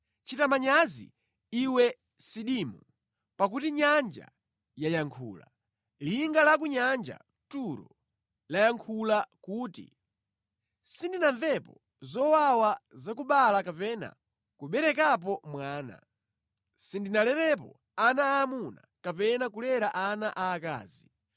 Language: Nyanja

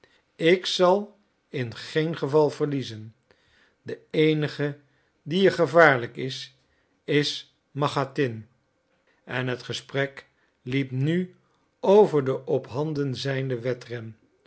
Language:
Dutch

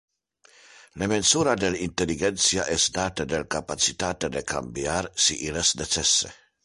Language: Interlingua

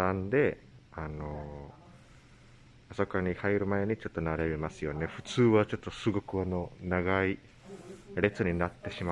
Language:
Japanese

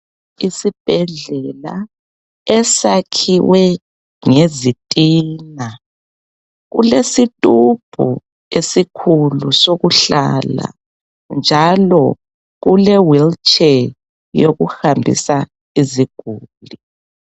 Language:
North Ndebele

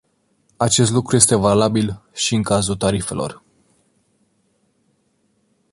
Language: Romanian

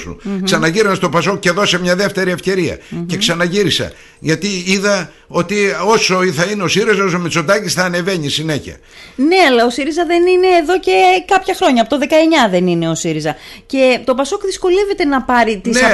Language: Greek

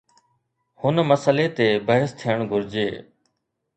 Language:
Sindhi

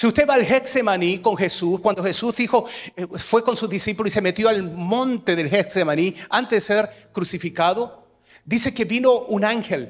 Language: Spanish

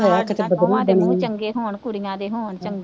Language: Punjabi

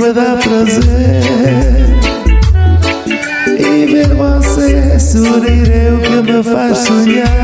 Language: French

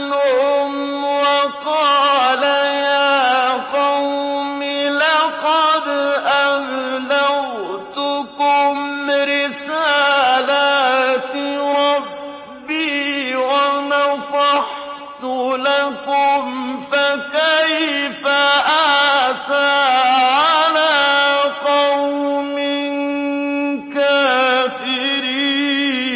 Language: Arabic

